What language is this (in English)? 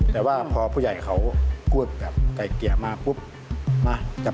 Thai